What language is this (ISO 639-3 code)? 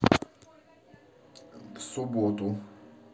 rus